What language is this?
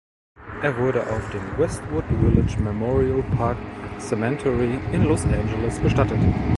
German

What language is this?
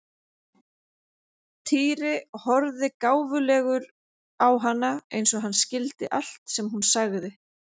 Icelandic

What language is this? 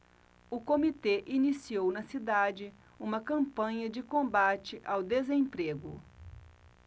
Portuguese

